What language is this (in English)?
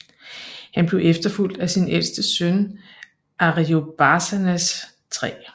Danish